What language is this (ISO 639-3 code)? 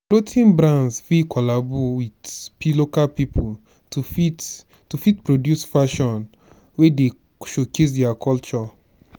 pcm